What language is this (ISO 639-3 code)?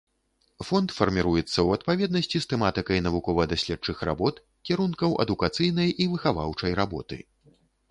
bel